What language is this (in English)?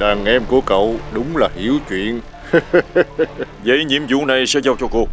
Vietnamese